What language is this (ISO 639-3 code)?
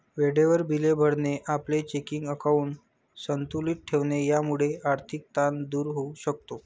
mar